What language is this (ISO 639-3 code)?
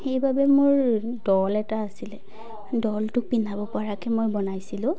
asm